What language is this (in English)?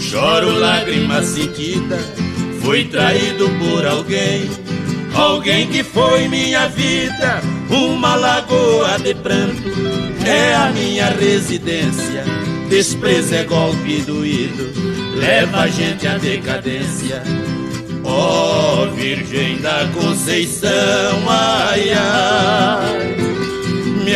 Portuguese